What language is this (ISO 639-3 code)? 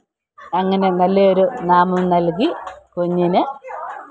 mal